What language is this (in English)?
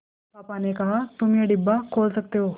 Hindi